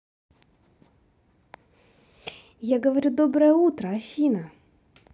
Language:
Russian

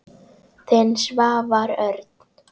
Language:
Icelandic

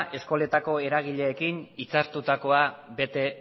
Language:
Basque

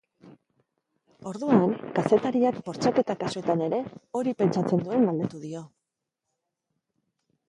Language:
Basque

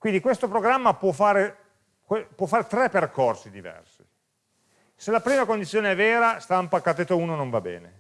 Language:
Italian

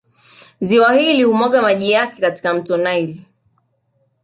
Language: Swahili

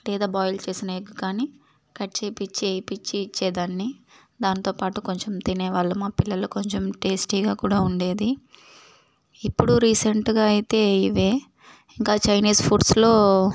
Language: Telugu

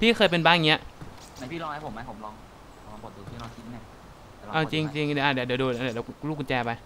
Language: Thai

